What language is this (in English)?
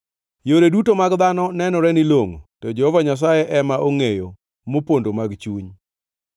Luo (Kenya and Tanzania)